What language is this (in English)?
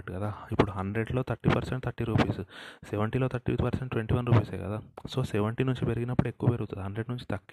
Telugu